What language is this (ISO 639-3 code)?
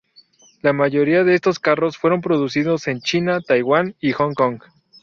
spa